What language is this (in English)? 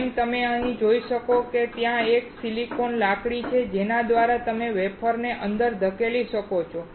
Gujarati